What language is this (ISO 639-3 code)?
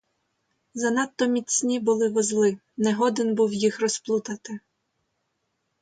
ukr